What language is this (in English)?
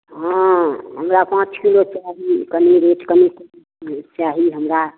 Maithili